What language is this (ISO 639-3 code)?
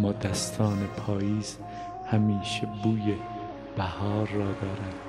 fas